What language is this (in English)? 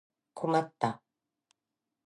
Japanese